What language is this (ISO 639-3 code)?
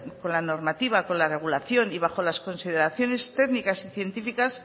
spa